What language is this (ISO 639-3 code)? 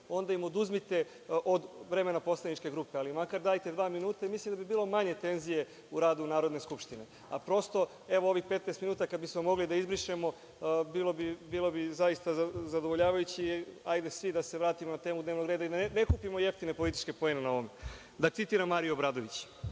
srp